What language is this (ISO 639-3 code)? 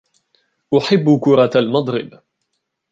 ara